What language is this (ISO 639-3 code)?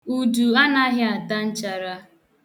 ibo